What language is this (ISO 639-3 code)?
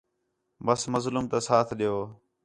xhe